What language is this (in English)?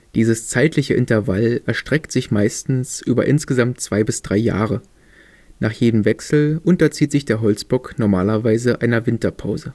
German